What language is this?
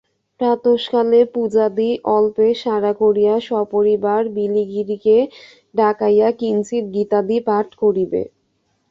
Bangla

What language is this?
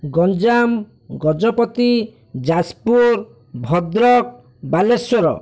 Odia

